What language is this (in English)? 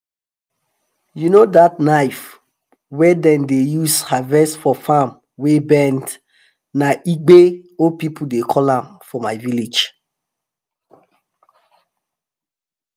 Nigerian Pidgin